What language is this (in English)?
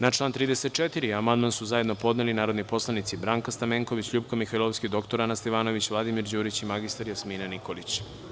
Serbian